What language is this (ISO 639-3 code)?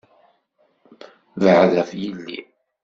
kab